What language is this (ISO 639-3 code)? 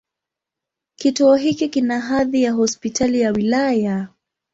swa